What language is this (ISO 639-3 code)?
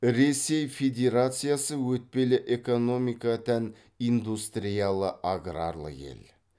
kaz